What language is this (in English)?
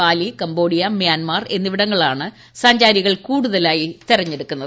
Malayalam